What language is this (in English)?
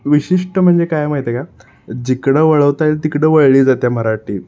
Marathi